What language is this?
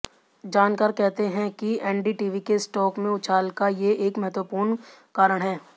Hindi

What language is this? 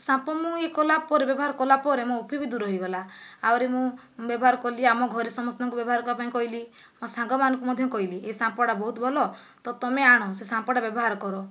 Odia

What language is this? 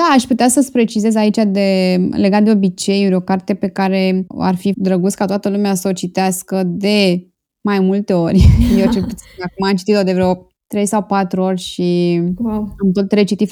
Romanian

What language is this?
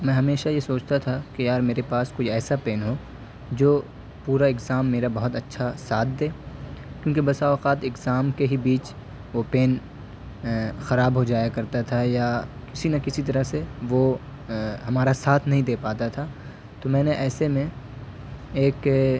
Urdu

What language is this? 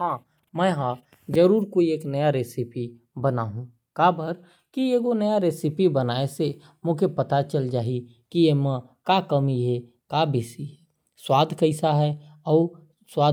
Korwa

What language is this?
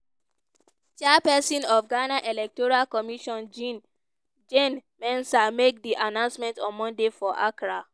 Nigerian Pidgin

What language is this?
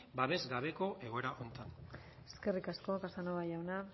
Basque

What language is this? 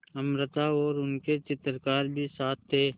Hindi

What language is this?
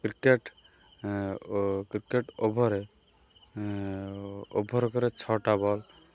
Odia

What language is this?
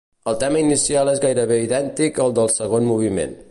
Catalan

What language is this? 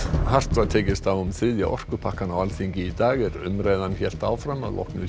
Icelandic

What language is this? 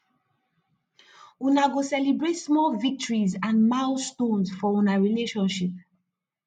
Nigerian Pidgin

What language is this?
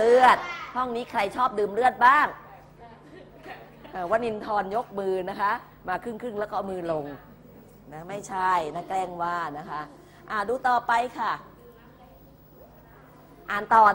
Thai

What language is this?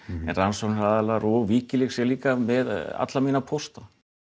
Icelandic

